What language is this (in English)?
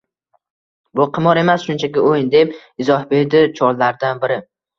Uzbek